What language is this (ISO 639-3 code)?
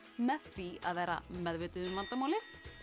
isl